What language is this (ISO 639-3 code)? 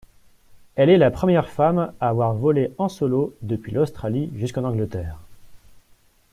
fra